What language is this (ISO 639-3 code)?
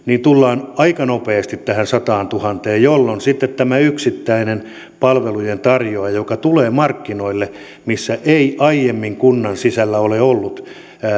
fin